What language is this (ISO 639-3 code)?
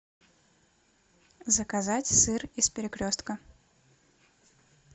rus